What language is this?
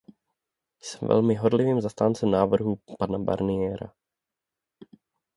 Czech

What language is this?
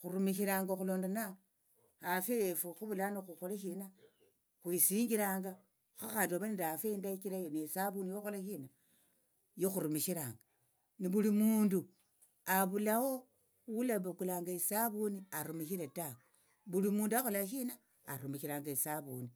Tsotso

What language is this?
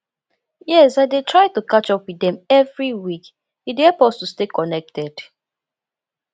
Nigerian Pidgin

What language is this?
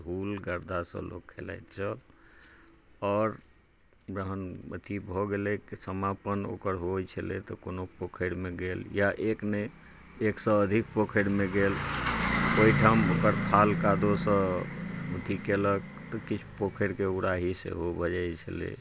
Maithili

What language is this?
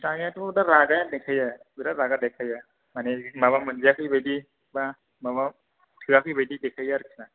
Bodo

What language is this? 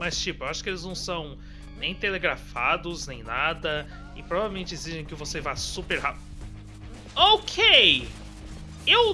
Portuguese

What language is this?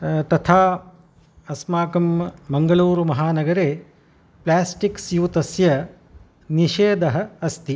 Sanskrit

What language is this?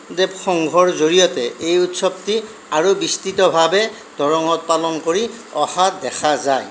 Assamese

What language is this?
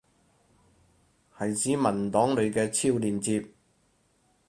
Cantonese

